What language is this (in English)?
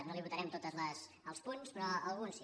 Catalan